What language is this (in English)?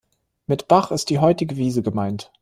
German